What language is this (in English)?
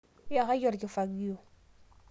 Masai